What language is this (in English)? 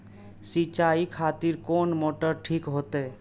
Maithili